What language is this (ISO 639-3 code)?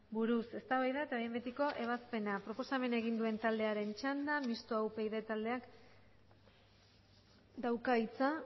eus